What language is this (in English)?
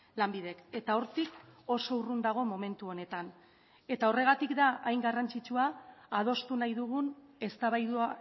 Basque